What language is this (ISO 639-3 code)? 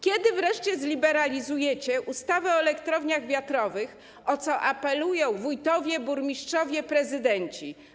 pol